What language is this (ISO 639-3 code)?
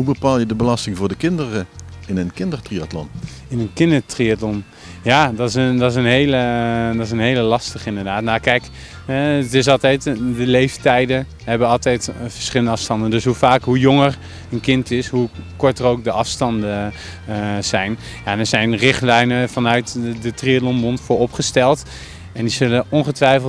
nld